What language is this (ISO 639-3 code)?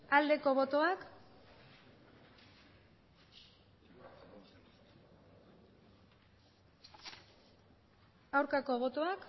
eus